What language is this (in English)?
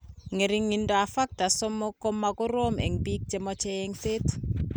Kalenjin